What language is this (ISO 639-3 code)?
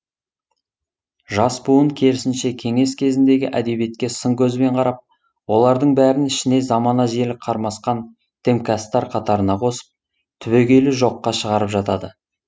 kaz